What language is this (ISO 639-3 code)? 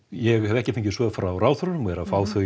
isl